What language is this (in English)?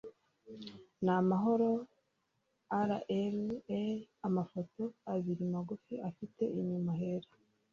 Kinyarwanda